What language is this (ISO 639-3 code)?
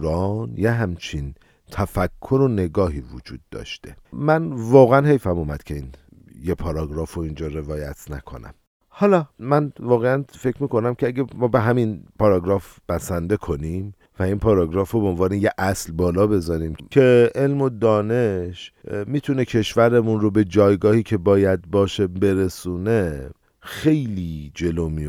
fas